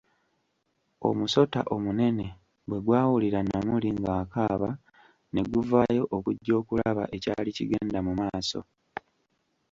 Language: Ganda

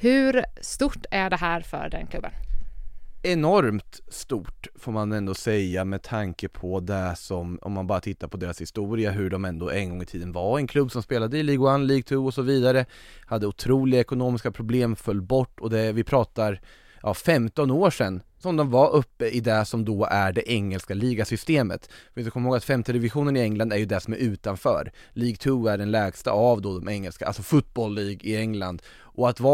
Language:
Swedish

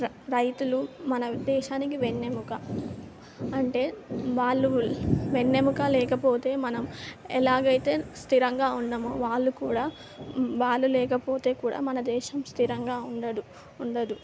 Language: Telugu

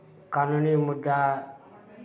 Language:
Maithili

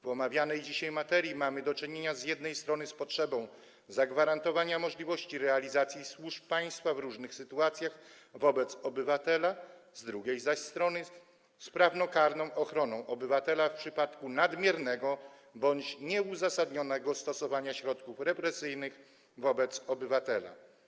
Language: Polish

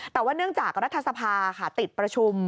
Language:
Thai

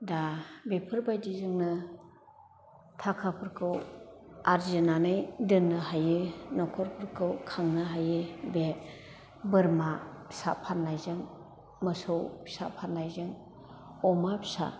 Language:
Bodo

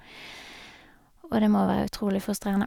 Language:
Norwegian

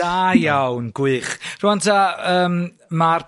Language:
Welsh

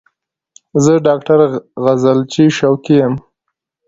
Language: Pashto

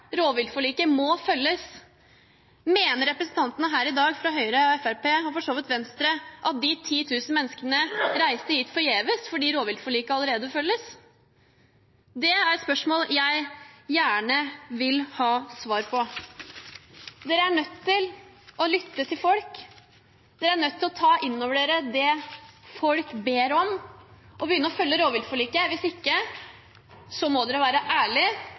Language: Norwegian Bokmål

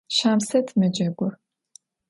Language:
Adyghe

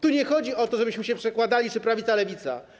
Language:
Polish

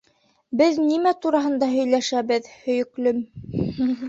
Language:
Bashkir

